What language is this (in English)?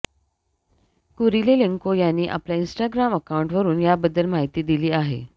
Marathi